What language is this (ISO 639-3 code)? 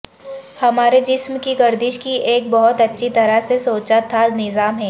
urd